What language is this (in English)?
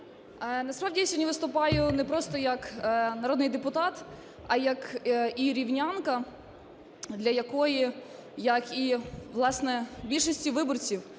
Ukrainian